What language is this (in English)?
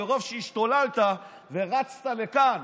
Hebrew